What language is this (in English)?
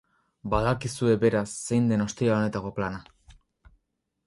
Basque